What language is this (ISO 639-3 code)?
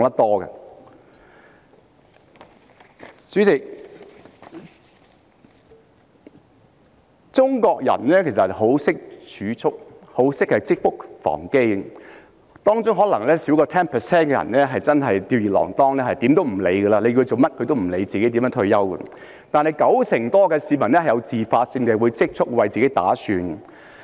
yue